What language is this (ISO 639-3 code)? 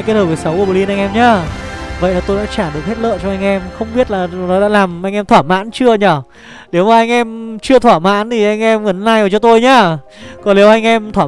vie